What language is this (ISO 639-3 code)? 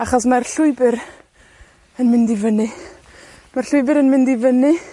cym